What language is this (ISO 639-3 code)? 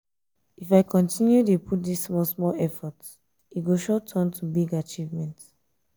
pcm